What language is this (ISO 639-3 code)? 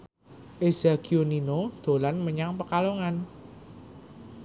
jav